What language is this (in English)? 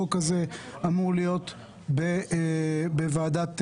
Hebrew